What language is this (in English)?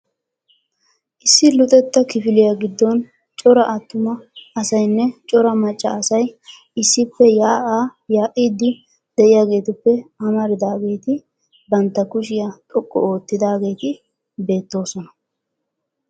Wolaytta